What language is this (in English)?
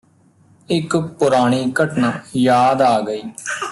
Punjabi